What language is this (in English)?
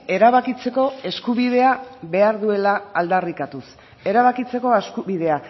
Basque